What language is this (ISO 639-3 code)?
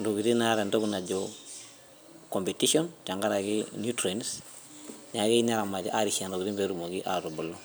mas